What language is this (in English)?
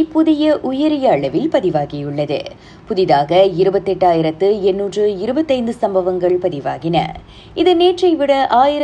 Tamil